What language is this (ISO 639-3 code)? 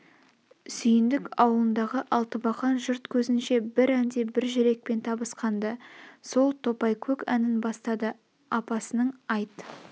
kaz